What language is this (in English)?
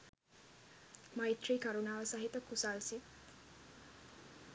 Sinhala